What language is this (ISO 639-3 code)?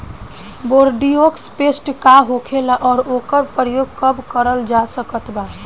bho